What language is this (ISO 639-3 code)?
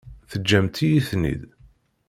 kab